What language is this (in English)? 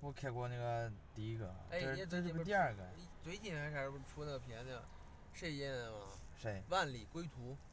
Chinese